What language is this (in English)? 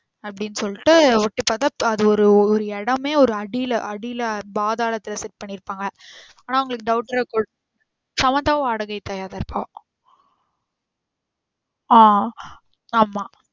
Tamil